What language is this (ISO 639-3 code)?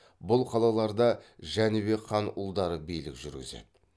kaz